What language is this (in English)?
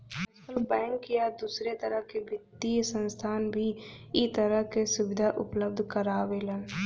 Bhojpuri